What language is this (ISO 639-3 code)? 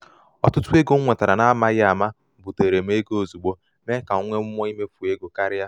ibo